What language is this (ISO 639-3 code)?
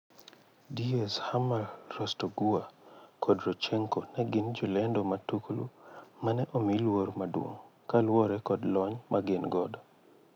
luo